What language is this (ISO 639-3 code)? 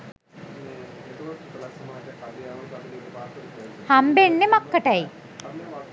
sin